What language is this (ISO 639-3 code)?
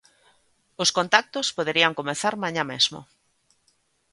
glg